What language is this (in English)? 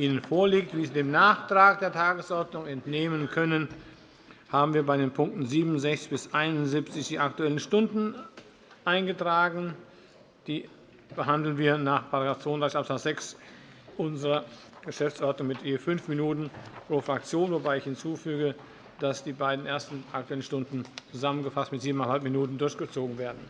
German